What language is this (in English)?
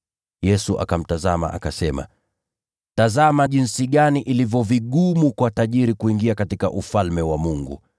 Swahili